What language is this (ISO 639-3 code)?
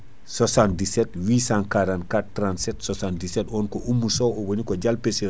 ful